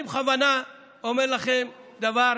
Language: Hebrew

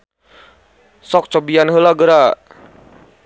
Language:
Sundanese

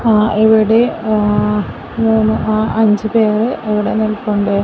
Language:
Malayalam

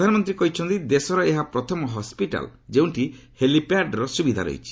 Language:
Odia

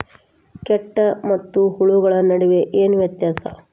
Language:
Kannada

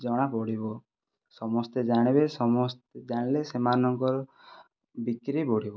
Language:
Odia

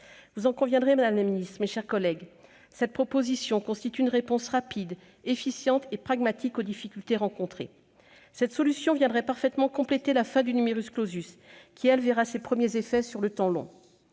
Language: French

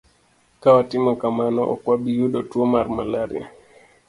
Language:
Luo (Kenya and Tanzania)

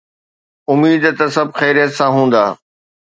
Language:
Sindhi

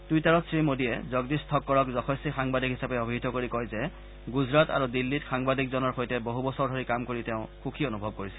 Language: Assamese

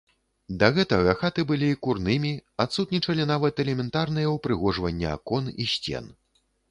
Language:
Belarusian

